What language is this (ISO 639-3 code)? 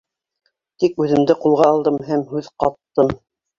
bak